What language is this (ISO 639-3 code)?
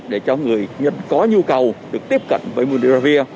vie